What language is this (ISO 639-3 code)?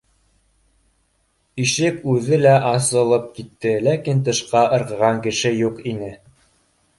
bak